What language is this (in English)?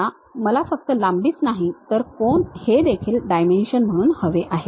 Marathi